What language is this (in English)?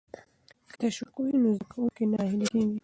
Pashto